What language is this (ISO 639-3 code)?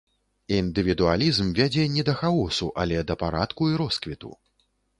bel